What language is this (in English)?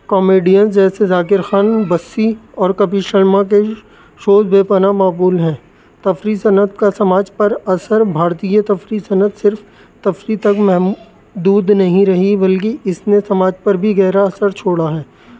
Urdu